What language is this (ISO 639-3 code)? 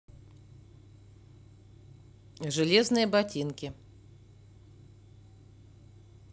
rus